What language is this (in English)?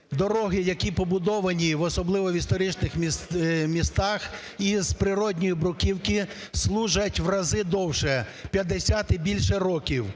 Ukrainian